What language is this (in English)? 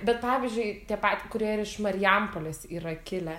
Lithuanian